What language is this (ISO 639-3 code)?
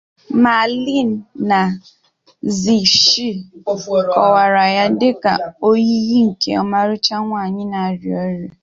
ibo